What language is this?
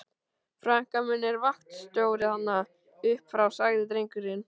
Icelandic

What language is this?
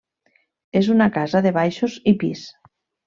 Catalan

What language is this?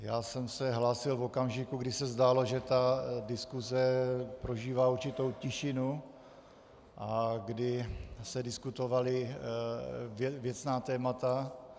Czech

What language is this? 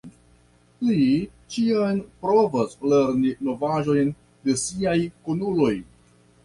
Esperanto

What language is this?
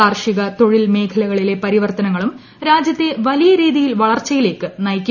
Malayalam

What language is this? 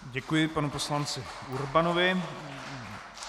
Czech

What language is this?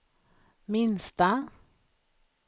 Swedish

